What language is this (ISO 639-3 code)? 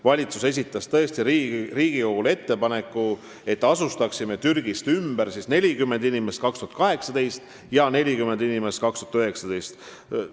est